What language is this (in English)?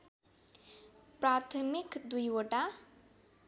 Nepali